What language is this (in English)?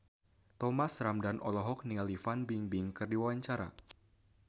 Sundanese